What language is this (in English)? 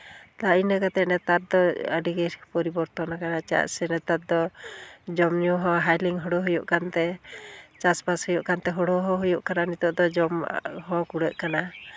Santali